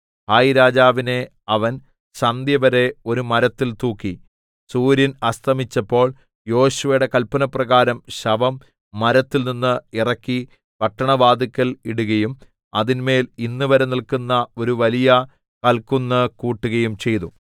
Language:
Malayalam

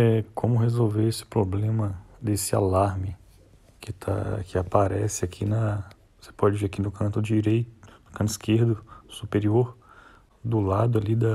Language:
Portuguese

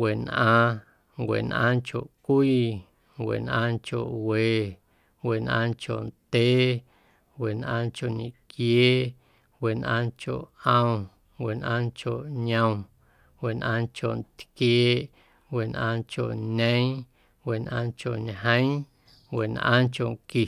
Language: Guerrero Amuzgo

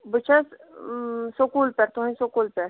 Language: Kashmiri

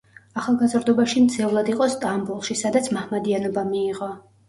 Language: Georgian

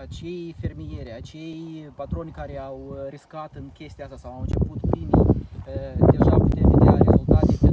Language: Romanian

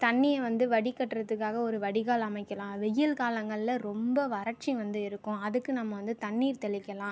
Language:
Tamil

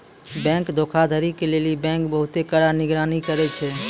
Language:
Maithili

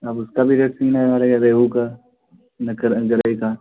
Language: Urdu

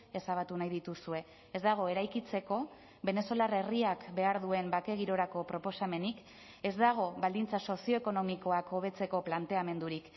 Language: Basque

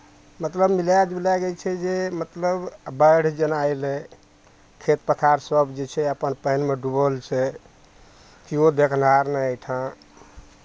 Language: Maithili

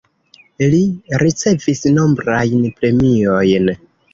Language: Esperanto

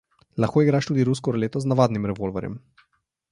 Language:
Slovenian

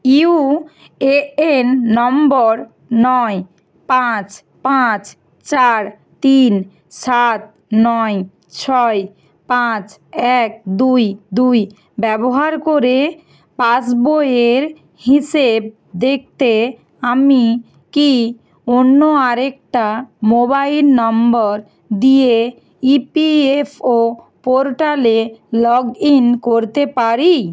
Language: Bangla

